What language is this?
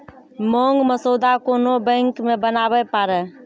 Maithili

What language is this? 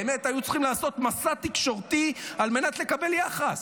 Hebrew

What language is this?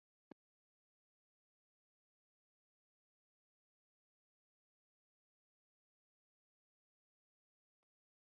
Bangla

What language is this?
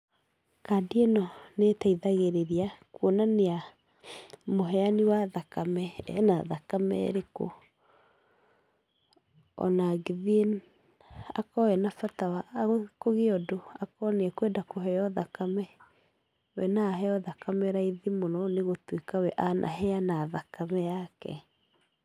Kikuyu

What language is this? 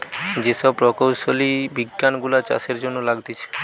Bangla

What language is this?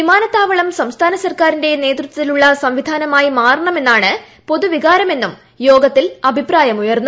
Malayalam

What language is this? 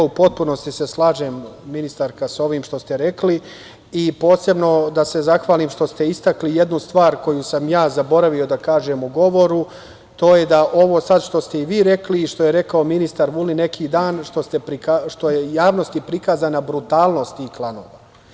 Serbian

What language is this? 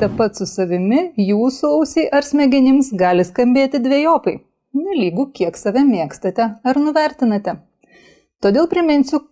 Lithuanian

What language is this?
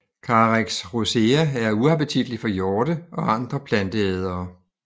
Danish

